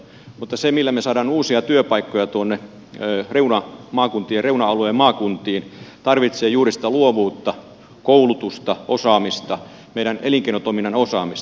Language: Finnish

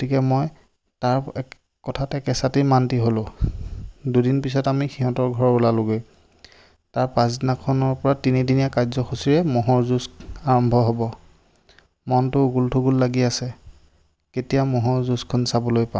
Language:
Assamese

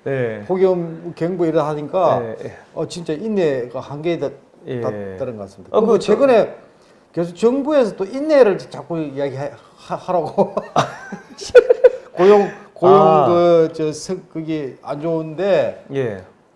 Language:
Korean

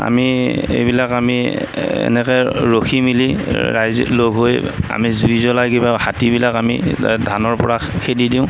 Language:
Assamese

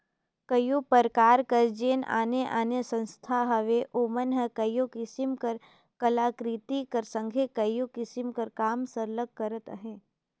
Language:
Chhattisgarhi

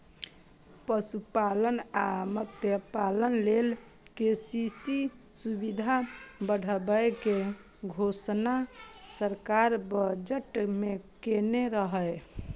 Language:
Maithili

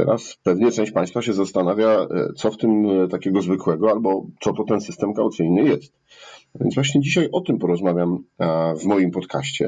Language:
Polish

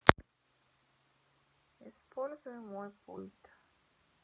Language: Russian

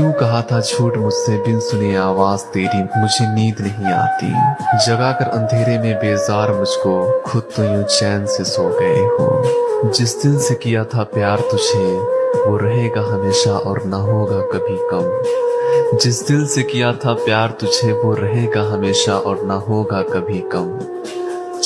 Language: Urdu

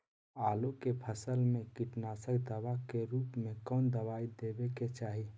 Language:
Magahi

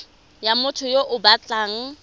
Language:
Tswana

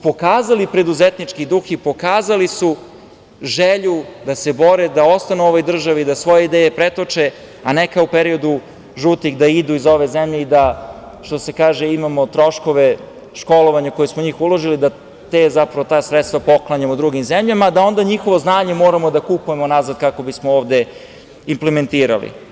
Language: Serbian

